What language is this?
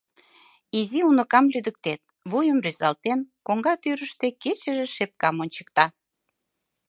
Mari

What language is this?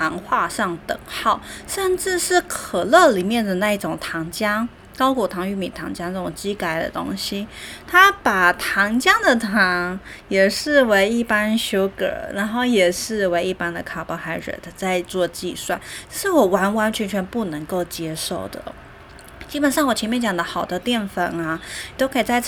Chinese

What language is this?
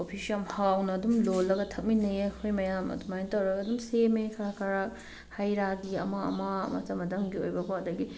Manipuri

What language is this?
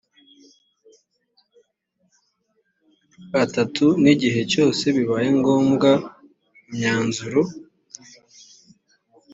Kinyarwanda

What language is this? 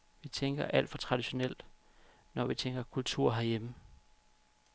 Danish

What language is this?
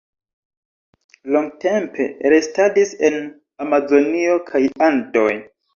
Esperanto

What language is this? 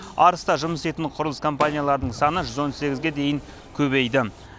Kazakh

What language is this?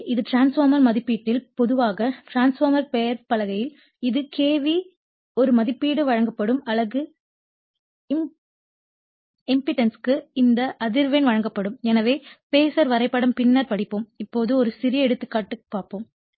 Tamil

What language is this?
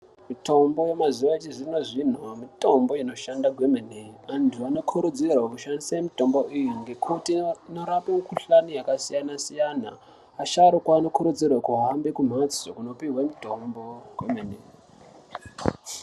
Ndau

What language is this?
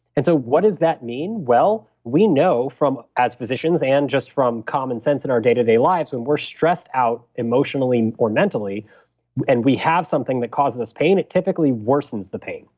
English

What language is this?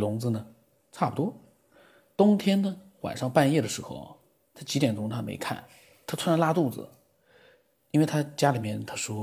Chinese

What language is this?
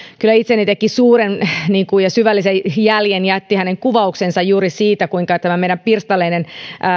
Finnish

